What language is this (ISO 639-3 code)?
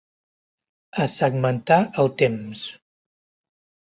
cat